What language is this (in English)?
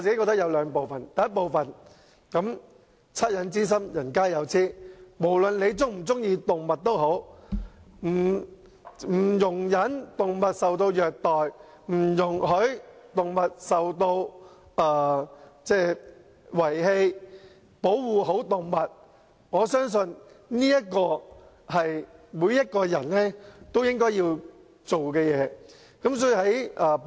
Cantonese